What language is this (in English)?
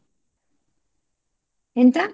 Kannada